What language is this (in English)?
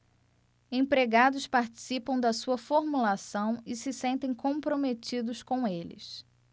Portuguese